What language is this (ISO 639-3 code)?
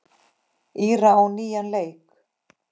isl